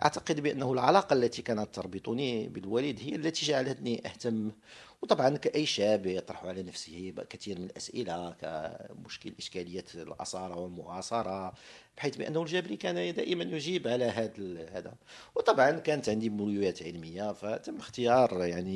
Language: Arabic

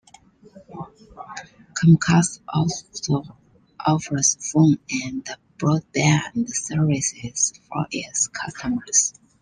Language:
English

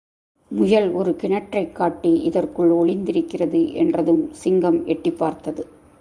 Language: Tamil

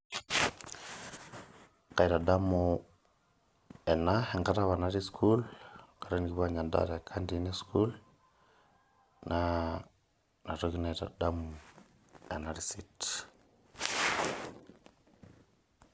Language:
Masai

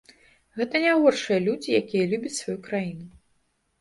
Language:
Belarusian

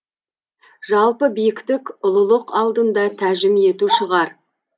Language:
Kazakh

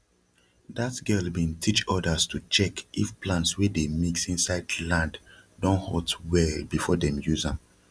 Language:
Nigerian Pidgin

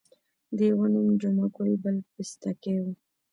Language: Pashto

